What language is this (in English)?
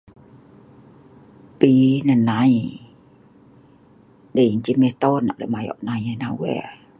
Sa'ban